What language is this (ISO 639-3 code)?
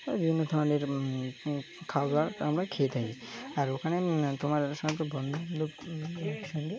ben